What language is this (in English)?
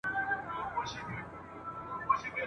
Pashto